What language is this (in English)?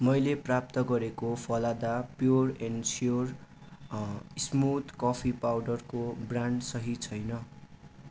Nepali